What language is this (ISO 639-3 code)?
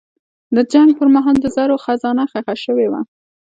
pus